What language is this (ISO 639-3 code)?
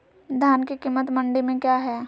mag